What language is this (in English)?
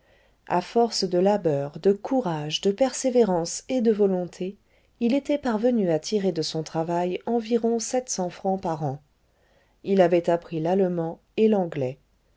French